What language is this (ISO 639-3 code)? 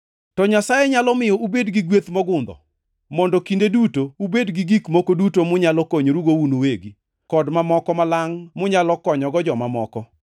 luo